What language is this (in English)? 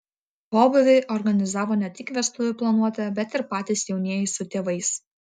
Lithuanian